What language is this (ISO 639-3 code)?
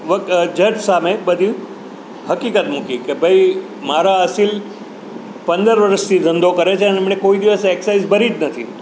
guj